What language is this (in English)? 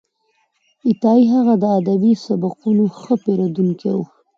Pashto